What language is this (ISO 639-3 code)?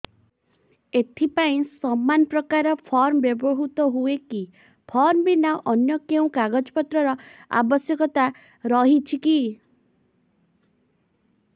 ori